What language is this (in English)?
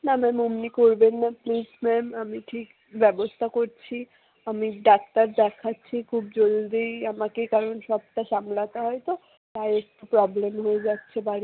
Bangla